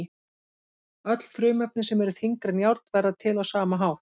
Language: Icelandic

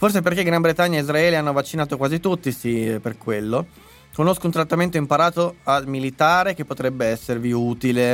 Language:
Italian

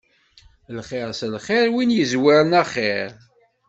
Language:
Kabyle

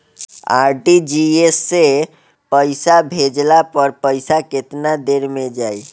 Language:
Bhojpuri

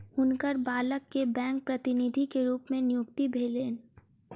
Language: Maithili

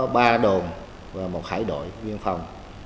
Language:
Vietnamese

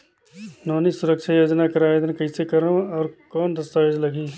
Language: Chhattisgarhi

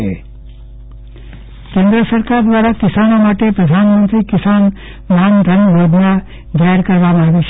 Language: Gujarati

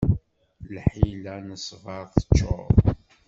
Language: Kabyle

